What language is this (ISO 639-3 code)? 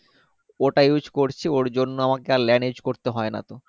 ben